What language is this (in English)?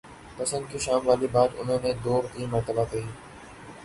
Urdu